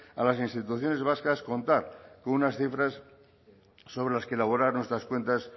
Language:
Spanish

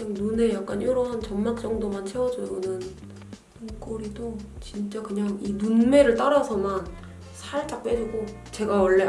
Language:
Korean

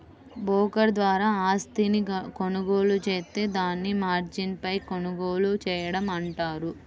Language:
Telugu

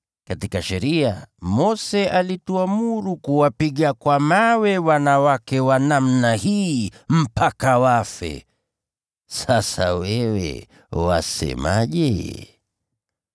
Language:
Swahili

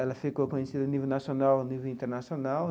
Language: Portuguese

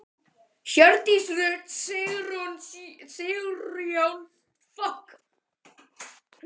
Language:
Icelandic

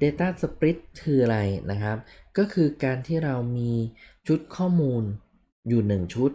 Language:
Thai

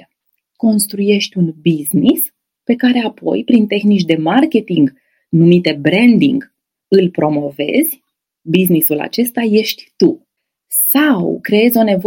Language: Romanian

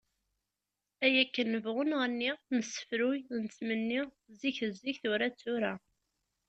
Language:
Kabyle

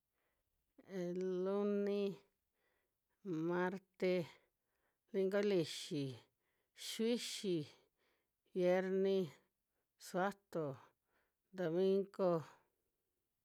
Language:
Western Juxtlahuaca Mixtec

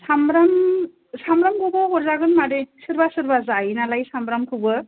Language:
Bodo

